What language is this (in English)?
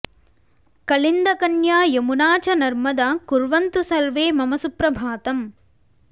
Sanskrit